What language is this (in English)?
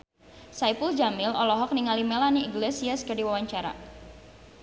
Sundanese